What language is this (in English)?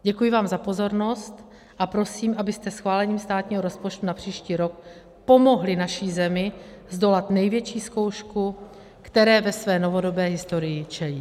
Czech